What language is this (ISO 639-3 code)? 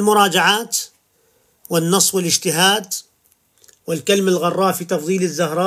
ara